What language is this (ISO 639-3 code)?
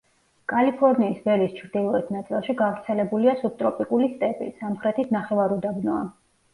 kat